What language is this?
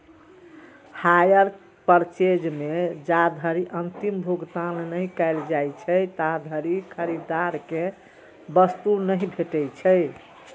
Maithili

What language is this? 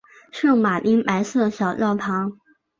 Chinese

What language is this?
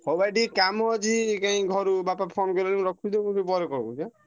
Odia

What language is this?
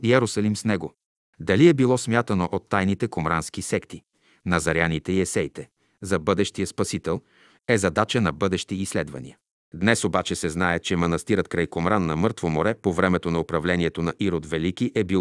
Bulgarian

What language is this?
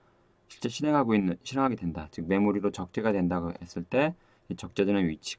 Korean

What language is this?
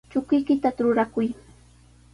Sihuas Ancash Quechua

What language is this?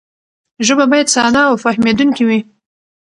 Pashto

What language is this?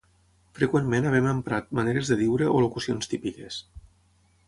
Catalan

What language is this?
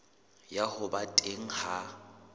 Southern Sotho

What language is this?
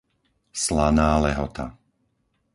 Slovak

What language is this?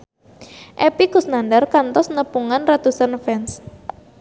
Sundanese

